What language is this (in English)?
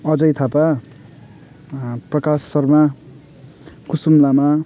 Nepali